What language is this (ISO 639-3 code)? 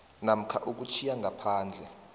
nbl